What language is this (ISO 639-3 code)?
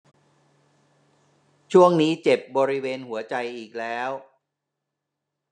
tha